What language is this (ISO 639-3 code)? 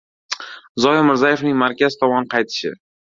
uzb